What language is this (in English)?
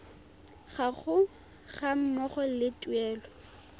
Tswana